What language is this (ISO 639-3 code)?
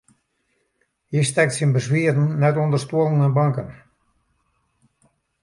fry